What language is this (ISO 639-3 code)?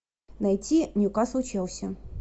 rus